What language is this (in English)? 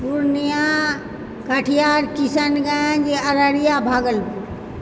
Maithili